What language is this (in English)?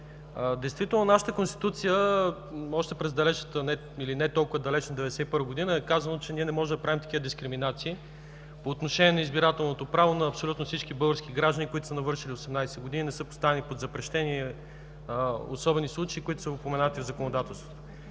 Bulgarian